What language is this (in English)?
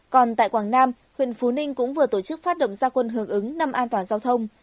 Vietnamese